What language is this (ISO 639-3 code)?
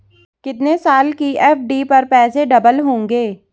hin